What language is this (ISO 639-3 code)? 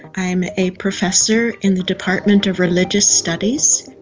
eng